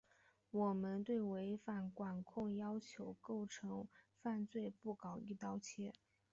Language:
Chinese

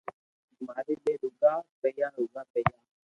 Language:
Loarki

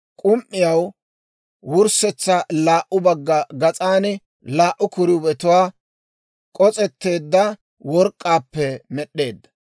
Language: Dawro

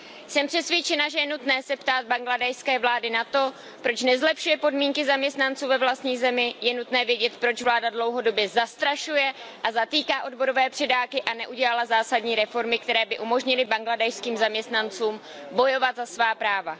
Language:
Czech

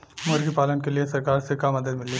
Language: Bhojpuri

